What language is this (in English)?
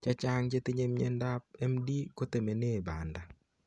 Kalenjin